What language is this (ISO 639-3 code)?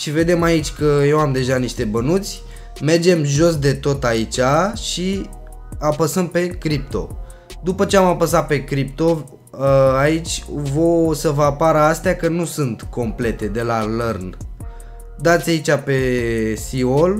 ron